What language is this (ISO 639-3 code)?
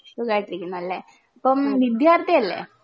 mal